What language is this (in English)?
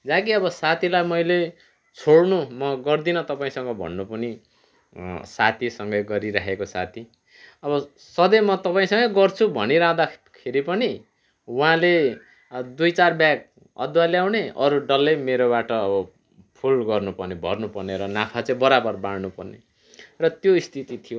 Nepali